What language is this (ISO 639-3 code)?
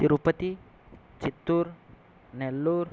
san